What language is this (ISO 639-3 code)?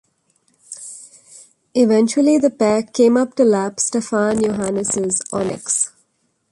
eng